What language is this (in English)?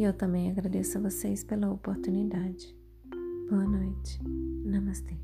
Portuguese